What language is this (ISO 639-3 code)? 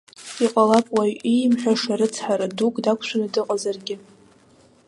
abk